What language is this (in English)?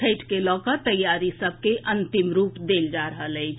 Maithili